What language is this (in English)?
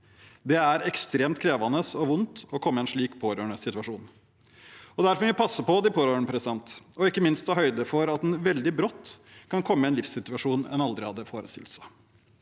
Norwegian